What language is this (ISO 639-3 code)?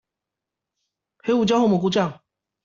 zho